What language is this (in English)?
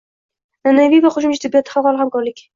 Uzbek